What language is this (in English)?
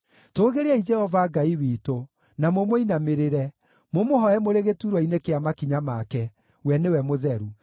Kikuyu